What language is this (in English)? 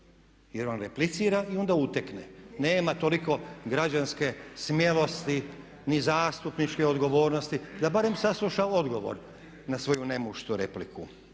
Croatian